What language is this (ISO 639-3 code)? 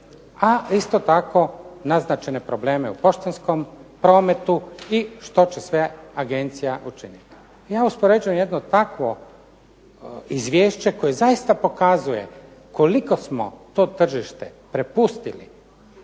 hrv